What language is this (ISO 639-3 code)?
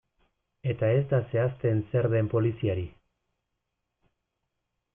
eus